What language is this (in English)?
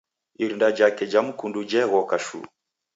Taita